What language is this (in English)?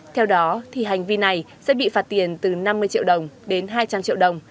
Vietnamese